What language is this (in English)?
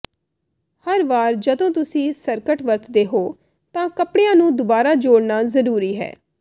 Punjabi